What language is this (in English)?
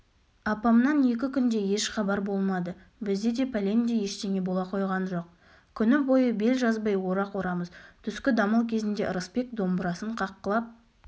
Kazakh